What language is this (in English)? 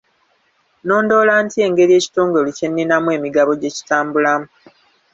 Ganda